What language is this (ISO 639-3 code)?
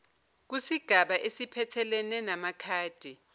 zul